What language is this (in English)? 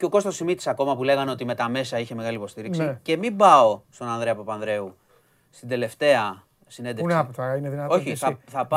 Greek